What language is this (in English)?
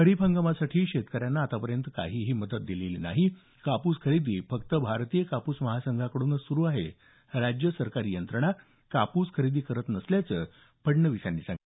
Marathi